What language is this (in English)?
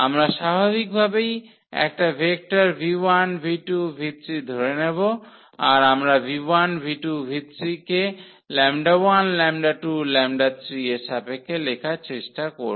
Bangla